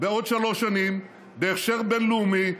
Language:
Hebrew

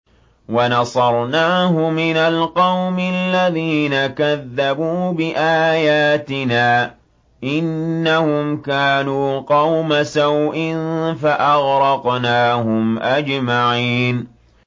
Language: Arabic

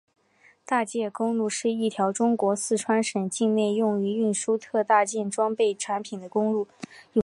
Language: Chinese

